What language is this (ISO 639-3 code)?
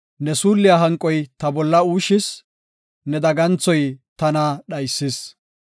gof